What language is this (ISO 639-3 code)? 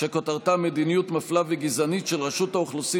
heb